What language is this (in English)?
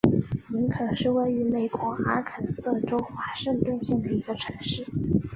Chinese